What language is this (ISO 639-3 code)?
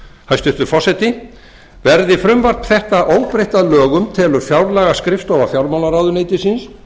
isl